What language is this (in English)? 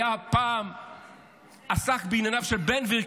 Hebrew